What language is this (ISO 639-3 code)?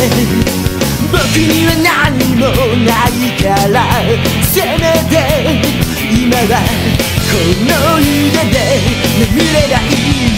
tha